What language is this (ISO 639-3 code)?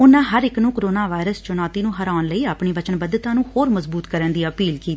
pan